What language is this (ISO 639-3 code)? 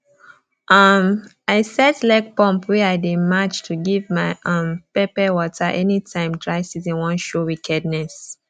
pcm